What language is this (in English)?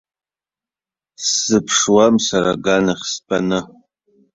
Abkhazian